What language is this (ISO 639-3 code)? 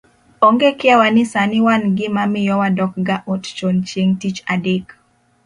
luo